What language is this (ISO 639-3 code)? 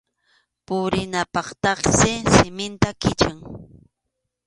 qxu